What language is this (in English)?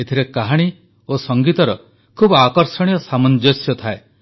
Odia